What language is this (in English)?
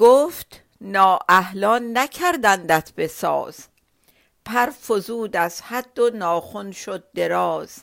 Persian